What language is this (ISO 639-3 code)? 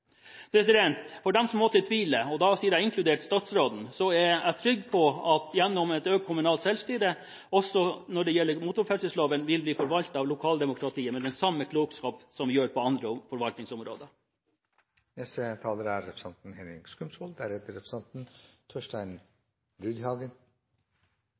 nob